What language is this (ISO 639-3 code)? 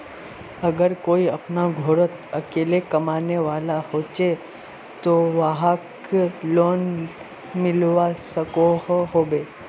mag